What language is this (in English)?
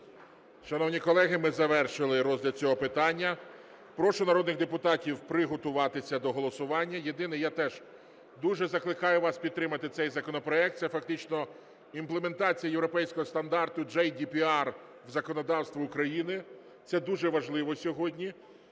Ukrainian